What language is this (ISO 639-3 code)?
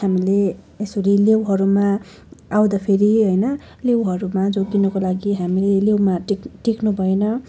nep